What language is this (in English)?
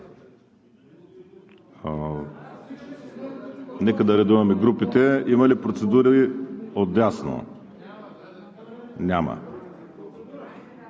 Bulgarian